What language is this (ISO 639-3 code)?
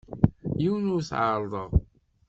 kab